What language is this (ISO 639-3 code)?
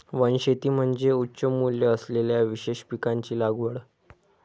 mar